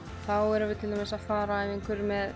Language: Icelandic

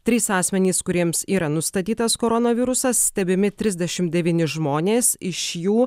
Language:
Lithuanian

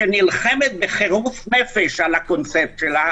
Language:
Hebrew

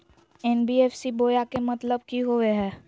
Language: Magahi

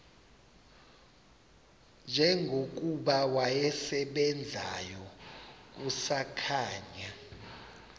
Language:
Xhosa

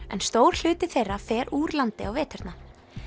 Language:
Icelandic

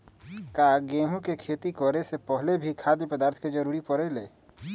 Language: Magahi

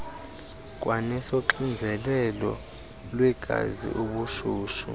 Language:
Xhosa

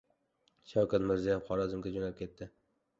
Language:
Uzbek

